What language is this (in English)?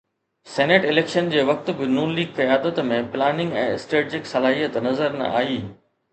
Sindhi